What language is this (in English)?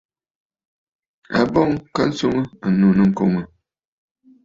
Bafut